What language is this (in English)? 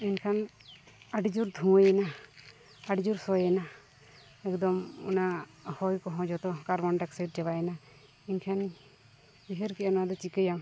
Santali